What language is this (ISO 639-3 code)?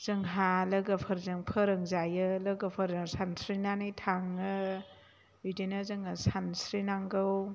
brx